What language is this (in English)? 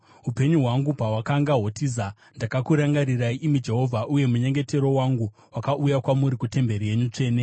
Shona